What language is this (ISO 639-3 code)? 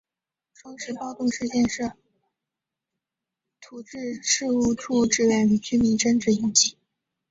zho